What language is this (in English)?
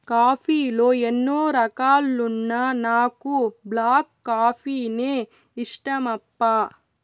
Telugu